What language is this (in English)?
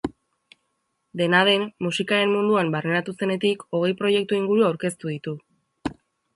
Basque